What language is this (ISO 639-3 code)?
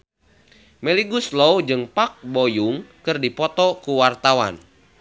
sun